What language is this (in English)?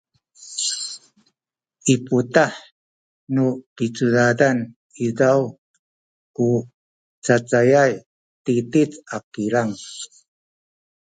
Sakizaya